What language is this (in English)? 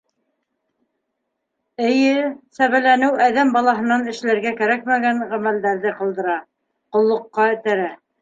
Bashkir